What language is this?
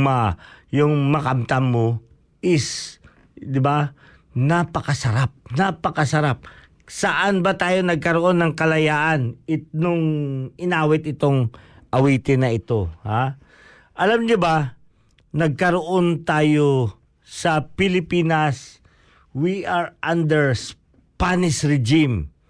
Filipino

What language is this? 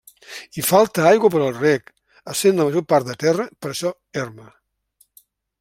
Catalan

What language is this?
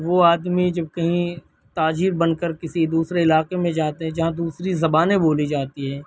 Urdu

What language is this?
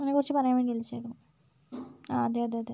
Malayalam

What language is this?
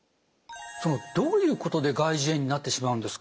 Japanese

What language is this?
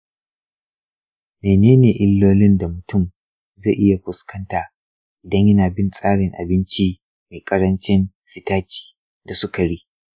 Hausa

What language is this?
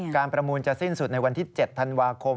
Thai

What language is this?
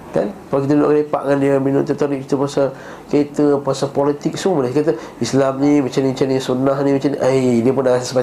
Malay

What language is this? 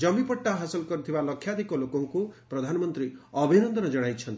Odia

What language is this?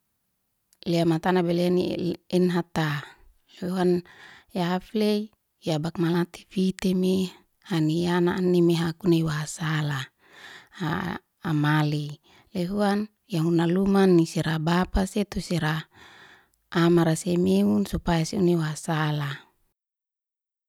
Liana-Seti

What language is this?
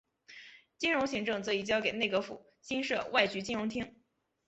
Chinese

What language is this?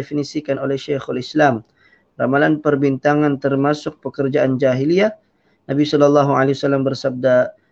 Malay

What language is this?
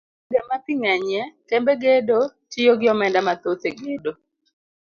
Luo (Kenya and Tanzania)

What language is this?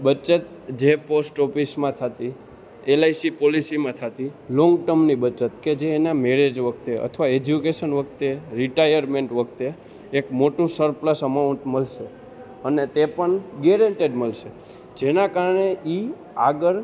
Gujarati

